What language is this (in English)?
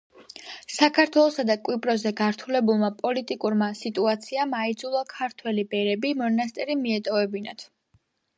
Georgian